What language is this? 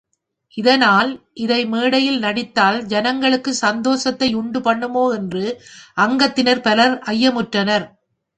Tamil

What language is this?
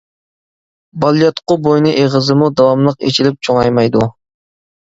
Uyghur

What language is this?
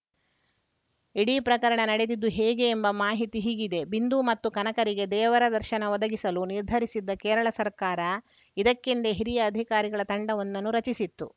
Kannada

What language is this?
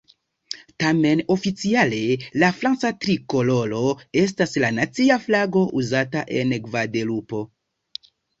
Esperanto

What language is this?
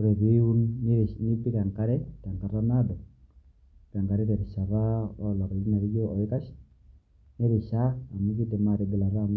Masai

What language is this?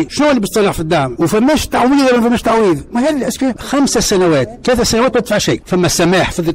Arabic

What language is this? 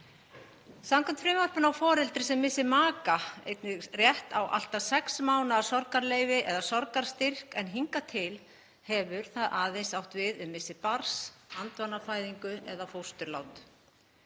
Icelandic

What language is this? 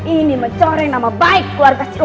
Indonesian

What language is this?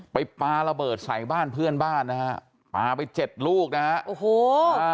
Thai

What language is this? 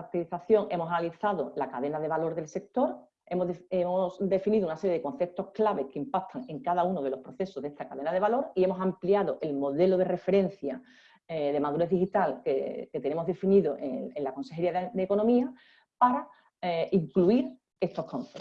Spanish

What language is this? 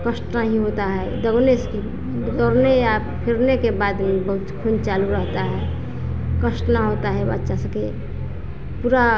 Hindi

